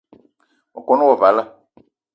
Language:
Eton (Cameroon)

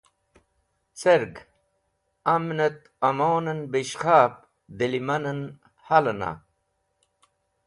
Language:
Wakhi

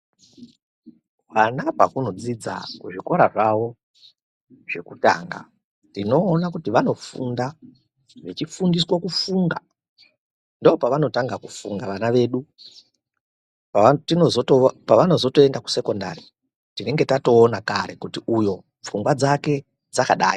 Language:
Ndau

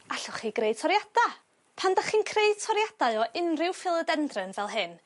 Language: Welsh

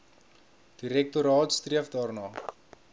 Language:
Afrikaans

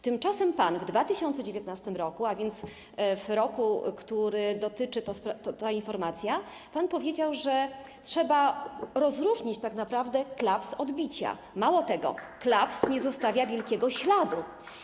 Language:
Polish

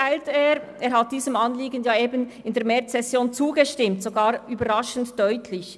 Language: Swiss German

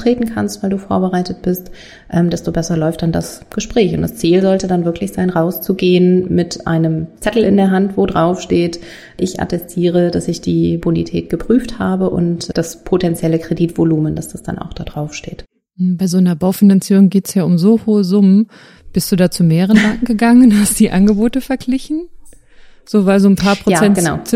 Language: German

